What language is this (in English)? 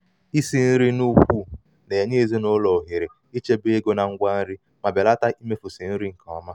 Igbo